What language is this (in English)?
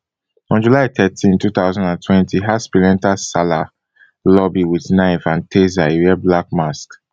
Nigerian Pidgin